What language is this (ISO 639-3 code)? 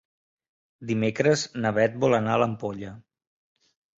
cat